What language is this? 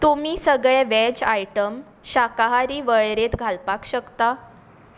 Konkani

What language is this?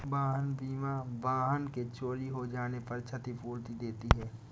Hindi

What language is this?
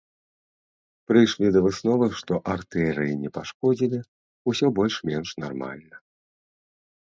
Belarusian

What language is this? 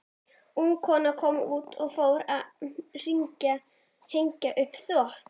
Icelandic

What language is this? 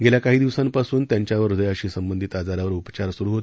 Marathi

